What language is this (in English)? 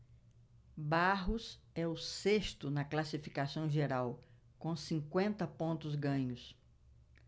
Portuguese